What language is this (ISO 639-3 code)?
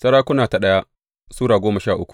hau